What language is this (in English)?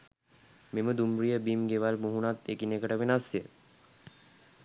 Sinhala